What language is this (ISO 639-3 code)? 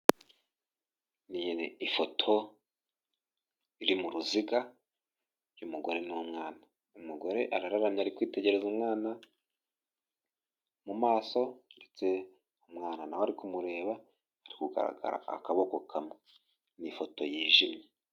kin